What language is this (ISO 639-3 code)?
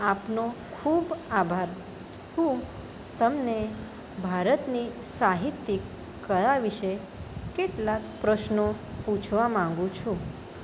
guj